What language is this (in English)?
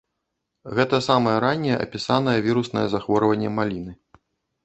Belarusian